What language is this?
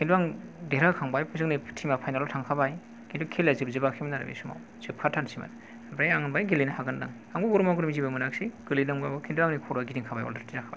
Bodo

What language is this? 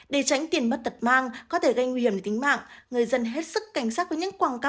Vietnamese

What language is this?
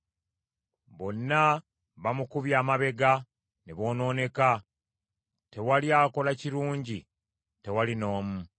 Ganda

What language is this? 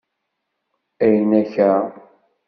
Kabyle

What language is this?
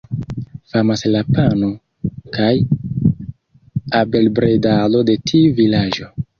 Esperanto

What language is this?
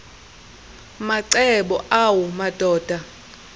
Xhosa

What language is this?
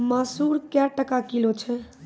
Maithili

